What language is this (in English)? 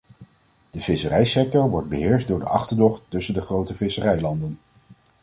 Dutch